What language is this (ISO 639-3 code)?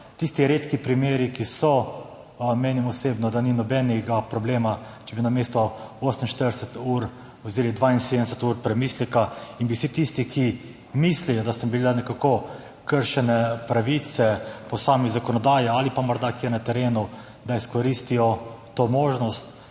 slv